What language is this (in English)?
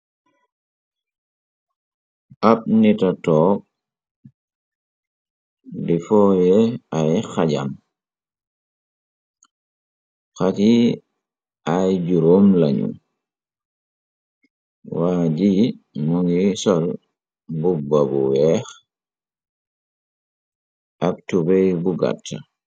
Wolof